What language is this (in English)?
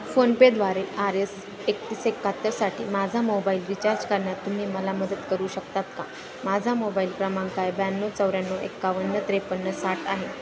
Marathi